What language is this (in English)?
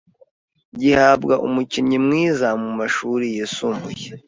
Kinyarwanda